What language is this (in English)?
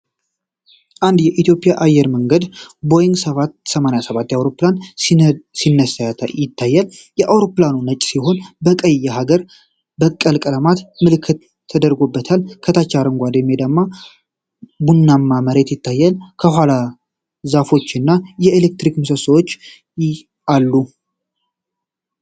Amharic